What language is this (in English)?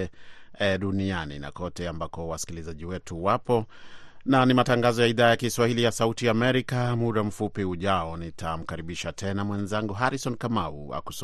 Swahili